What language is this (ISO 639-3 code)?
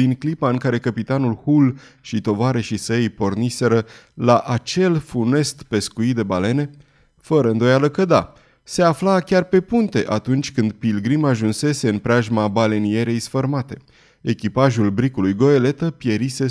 ron